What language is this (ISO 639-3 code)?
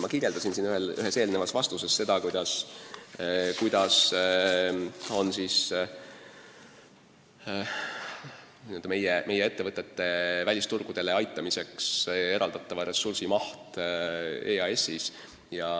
est